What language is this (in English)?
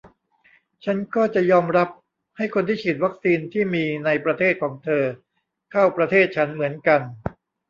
Thai